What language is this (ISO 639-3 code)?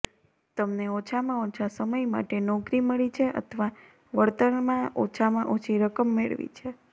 guj